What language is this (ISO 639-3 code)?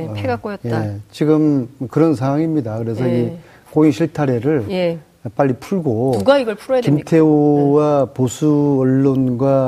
kor